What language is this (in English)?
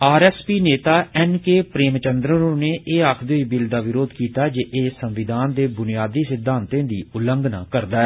Dogri